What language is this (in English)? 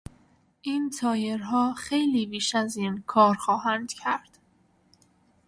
Persian